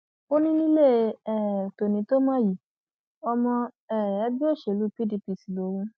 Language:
Yoruba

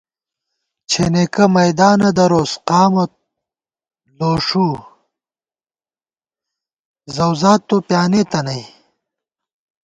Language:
Gawar-Bati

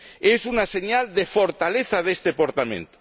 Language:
Spanish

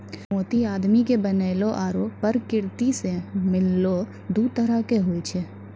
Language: Maithili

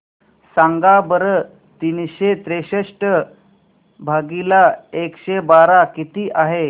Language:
Marathi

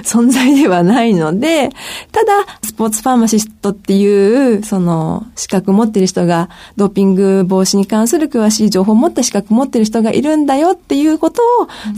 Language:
Japanese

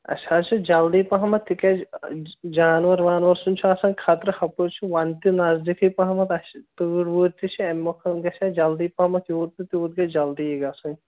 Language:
Kashmiri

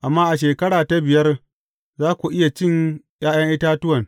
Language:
Hausa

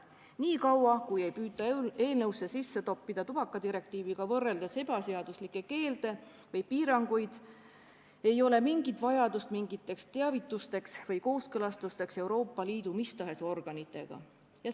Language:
Estonian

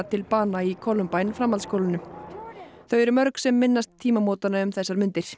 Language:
Icelandic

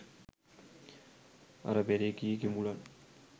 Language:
Sinhala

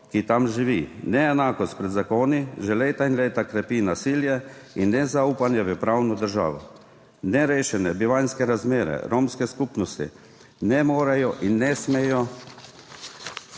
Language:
Slovenian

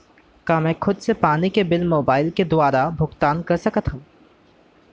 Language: Chhattisgarhi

